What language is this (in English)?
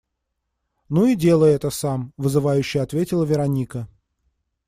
Russian